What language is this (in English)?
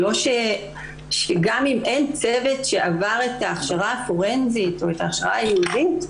Hebrew